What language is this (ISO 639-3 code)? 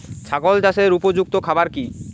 ben